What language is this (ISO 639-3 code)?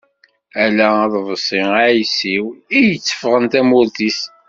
kab